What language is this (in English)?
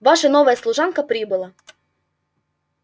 Russian